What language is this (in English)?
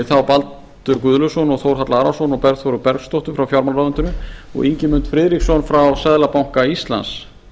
Icelandic